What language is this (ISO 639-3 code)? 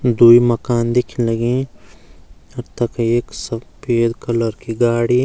gbm